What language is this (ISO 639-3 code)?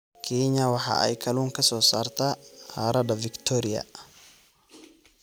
som